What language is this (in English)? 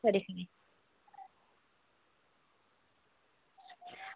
Dogri